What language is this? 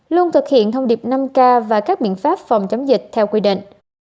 Vietnamese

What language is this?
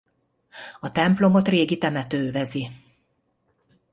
Hungarian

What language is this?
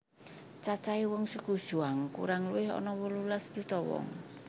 Javanese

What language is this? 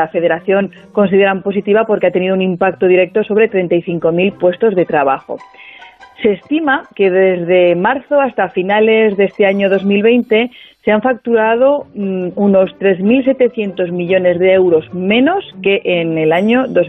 Spanish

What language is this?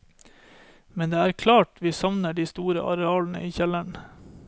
Norwegian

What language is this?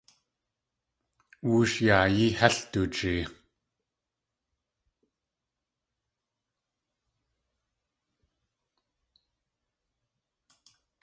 Tlingit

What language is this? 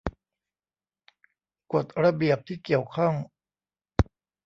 Thai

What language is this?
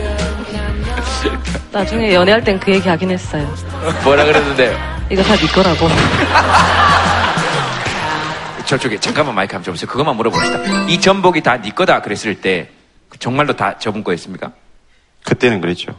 Korean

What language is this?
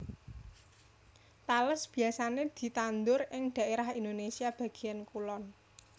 Javanese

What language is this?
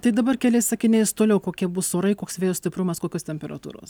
Lithuanian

